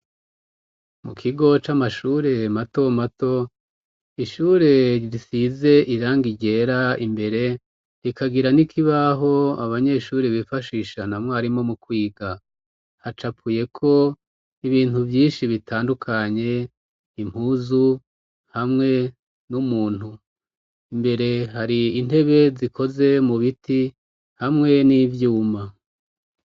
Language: Rundi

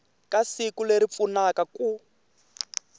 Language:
Tsonga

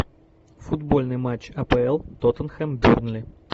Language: Russian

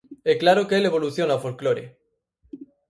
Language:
Galician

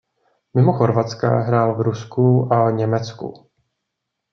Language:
Czech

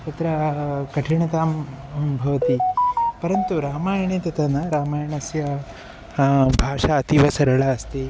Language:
Sanskrit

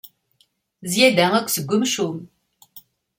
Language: Kabyle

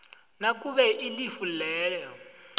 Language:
South Ndebele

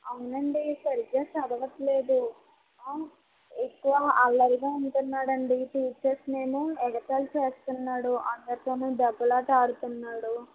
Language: Telugu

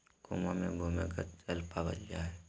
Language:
Magahi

